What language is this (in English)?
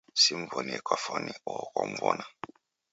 Taita